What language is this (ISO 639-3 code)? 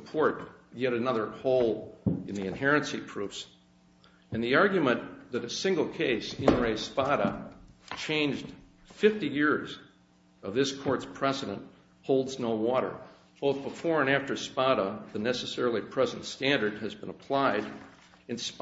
eng